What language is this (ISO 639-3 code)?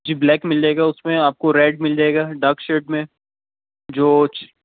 urd